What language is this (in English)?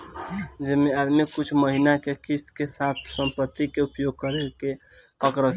Bhojpuri